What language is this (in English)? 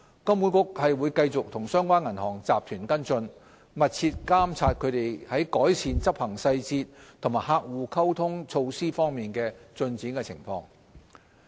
Cantonese